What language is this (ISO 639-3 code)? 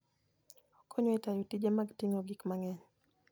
luo